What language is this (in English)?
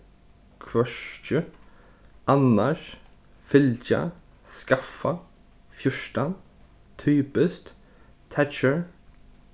Faroese